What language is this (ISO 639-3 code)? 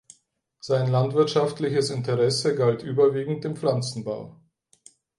deu